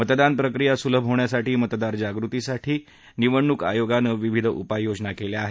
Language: Marathi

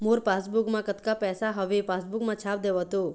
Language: Chhattisgarhi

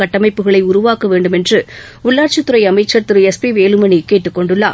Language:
Tamil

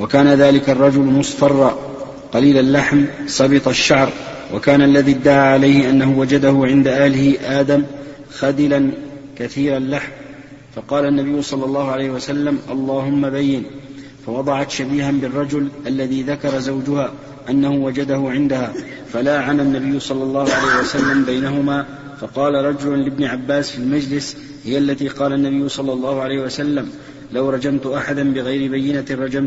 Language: Arabic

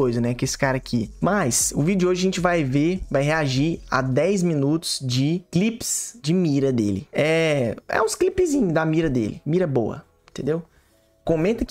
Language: Portuguese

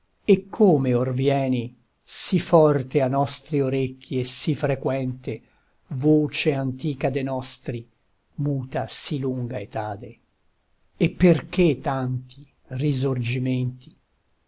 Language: Italian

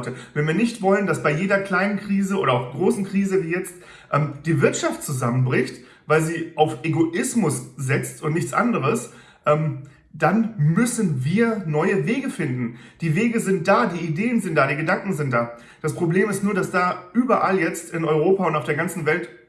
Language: German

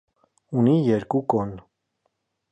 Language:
Armenian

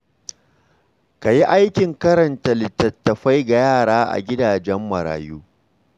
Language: Hausa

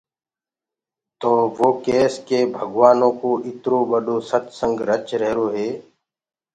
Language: Gurgula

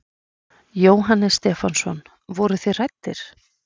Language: Icelandic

